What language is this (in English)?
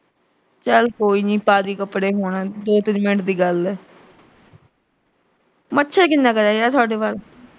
Punjabi